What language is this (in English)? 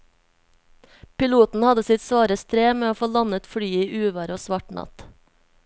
Norwegian